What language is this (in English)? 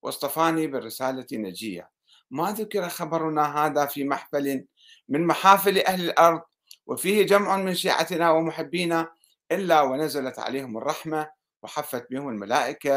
Arabic